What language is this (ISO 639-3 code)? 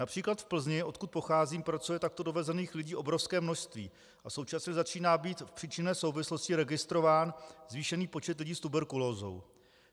ces